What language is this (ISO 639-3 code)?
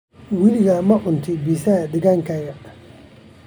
som